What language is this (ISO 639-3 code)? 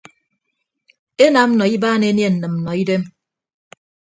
ibb